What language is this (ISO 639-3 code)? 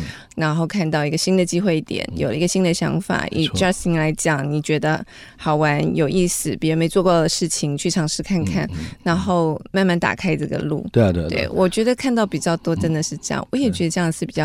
zho